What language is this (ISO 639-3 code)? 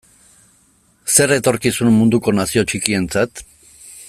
eus